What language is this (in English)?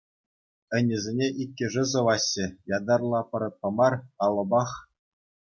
Chuvash